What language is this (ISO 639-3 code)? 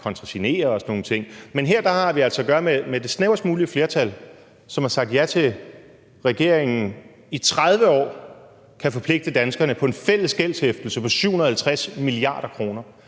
dan